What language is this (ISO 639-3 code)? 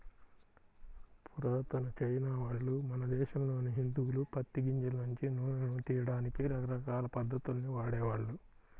tel